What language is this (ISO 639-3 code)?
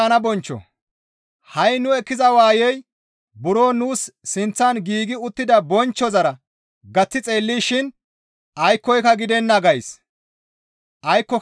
gmv